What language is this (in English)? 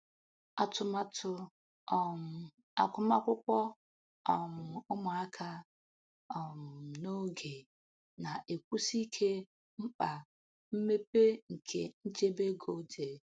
Igbo